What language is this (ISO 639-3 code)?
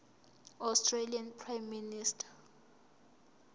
zul